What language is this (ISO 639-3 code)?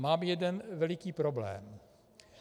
ces